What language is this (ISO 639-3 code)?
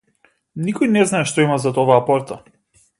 mkd